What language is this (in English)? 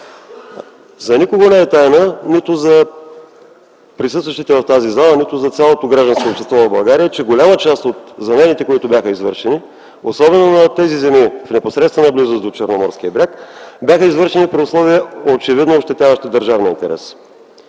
Bulgarian